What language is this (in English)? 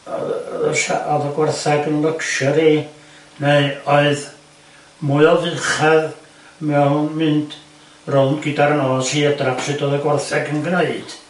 Welsh